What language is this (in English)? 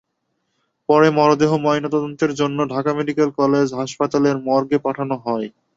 Bangla